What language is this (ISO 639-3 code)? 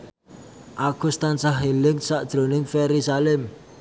jav